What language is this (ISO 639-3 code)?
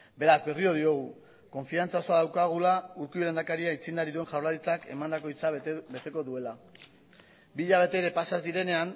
eus